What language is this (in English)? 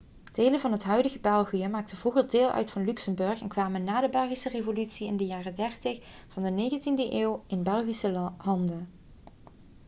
Dutch